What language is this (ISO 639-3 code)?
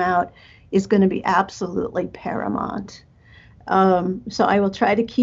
eng